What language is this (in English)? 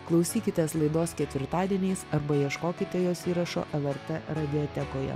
Lithuanian